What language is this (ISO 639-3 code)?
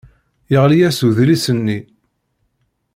kab